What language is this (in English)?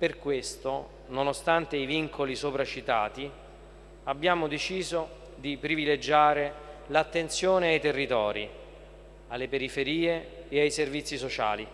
Italian